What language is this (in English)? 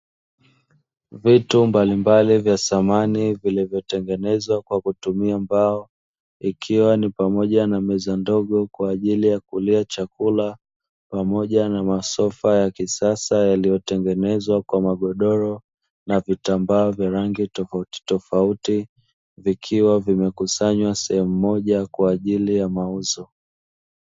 Swahili